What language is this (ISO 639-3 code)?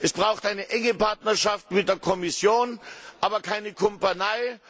deu